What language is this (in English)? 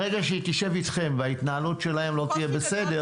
Hebrew